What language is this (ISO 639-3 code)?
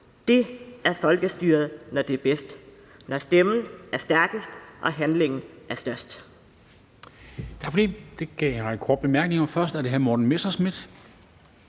dan